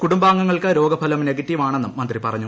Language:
Malayalam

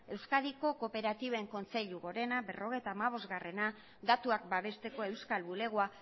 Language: Basque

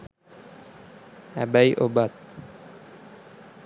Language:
Sinhala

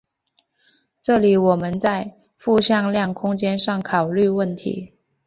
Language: Chinese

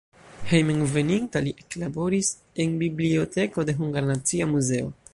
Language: Esperanto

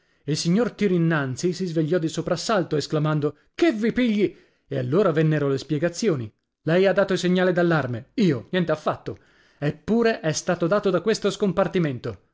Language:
Italian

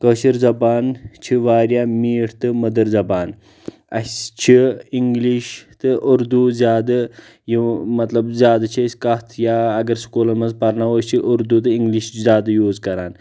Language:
Kashmiri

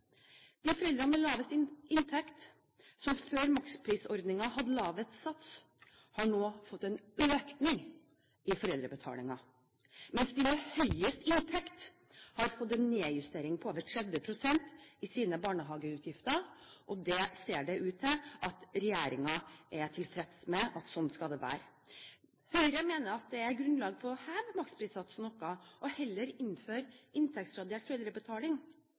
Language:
Norwegian Bokmål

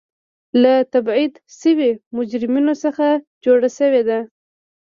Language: Pashto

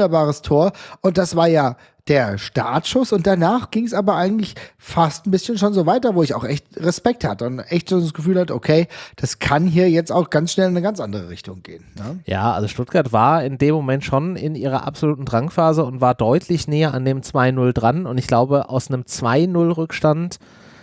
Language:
German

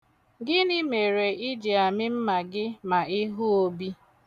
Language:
Igbo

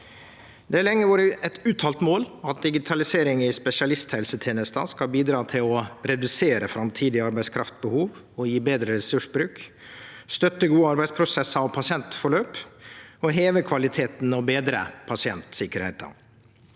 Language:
Norwegian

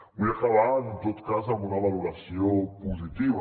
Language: Catalan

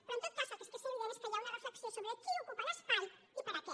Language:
Catalan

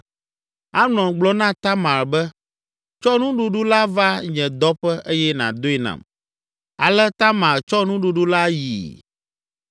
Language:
Ewe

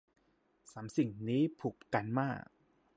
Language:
Thai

